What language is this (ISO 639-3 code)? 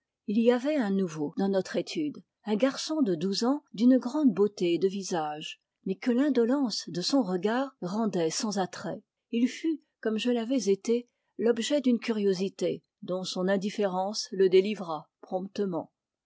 fra